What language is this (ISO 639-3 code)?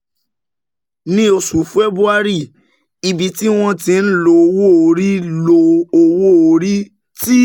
yor